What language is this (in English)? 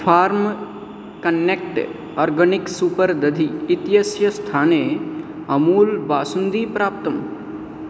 Sanskrit